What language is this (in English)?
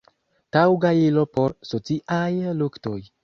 Esperanto